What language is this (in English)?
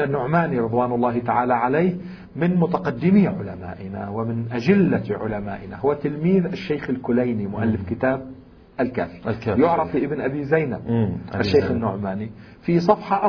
Arabic